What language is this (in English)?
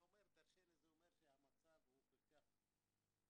Hebrew